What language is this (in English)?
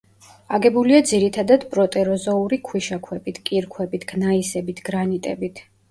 Georgian